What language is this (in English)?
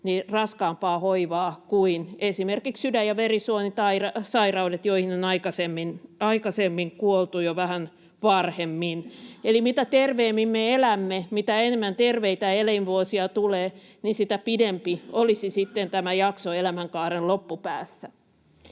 Finnish